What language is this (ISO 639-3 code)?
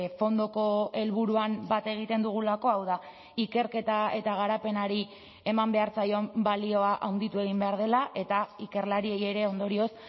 eus